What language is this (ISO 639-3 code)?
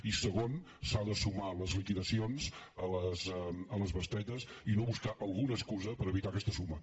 cat